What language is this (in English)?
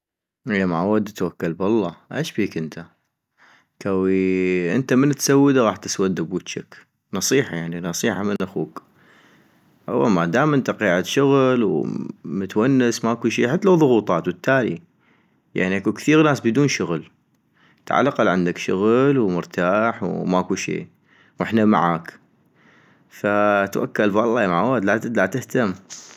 North Mesopotamian Arabic